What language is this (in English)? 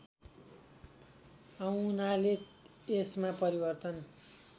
Nepali